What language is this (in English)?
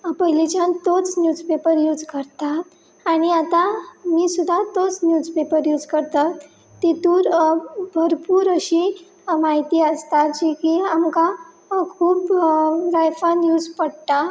Konkani